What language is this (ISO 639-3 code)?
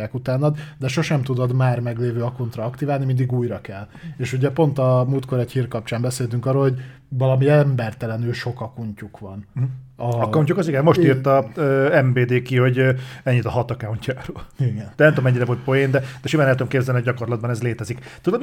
hun